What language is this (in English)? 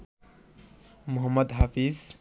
Bangla